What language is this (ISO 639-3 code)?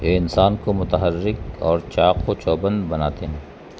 urd